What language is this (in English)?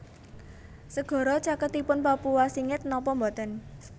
Javanese